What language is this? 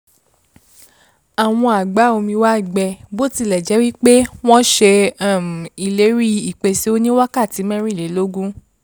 Yoruba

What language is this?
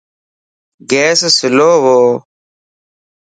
Lasi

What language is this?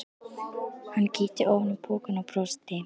Icelandic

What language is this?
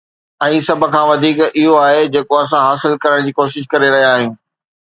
Sindhi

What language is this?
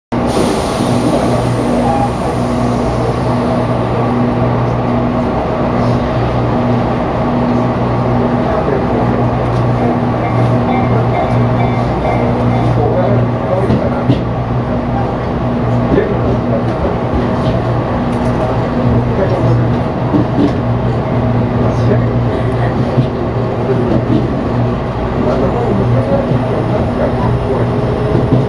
Japanese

